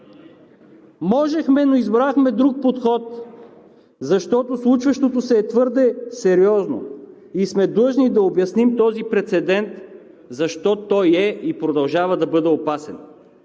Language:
Bulgarian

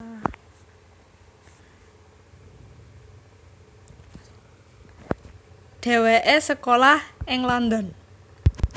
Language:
Javanese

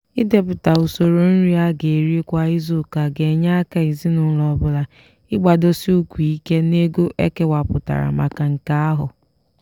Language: Igbo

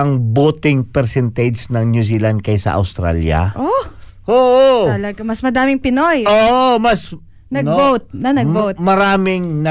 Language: Filipino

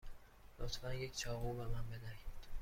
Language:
Persian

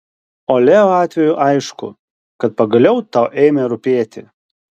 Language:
Lithuanian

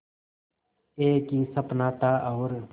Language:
Hindi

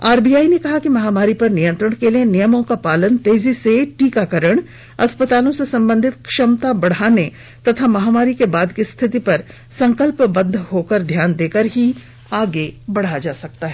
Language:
Hindi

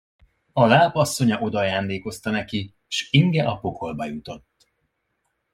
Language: Hungarian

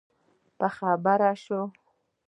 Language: Pashto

